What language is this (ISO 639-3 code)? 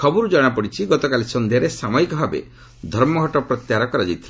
ori